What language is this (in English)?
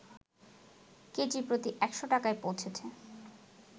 Bangla